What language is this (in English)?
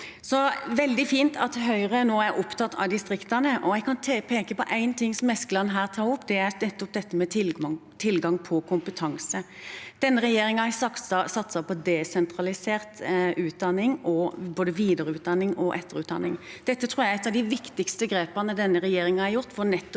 Norwegian